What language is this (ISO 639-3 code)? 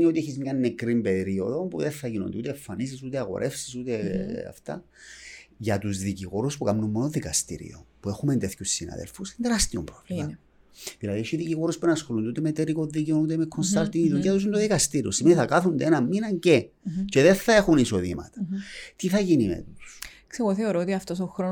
ell